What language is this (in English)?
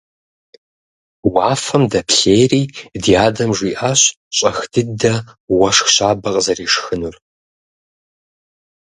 Kabardian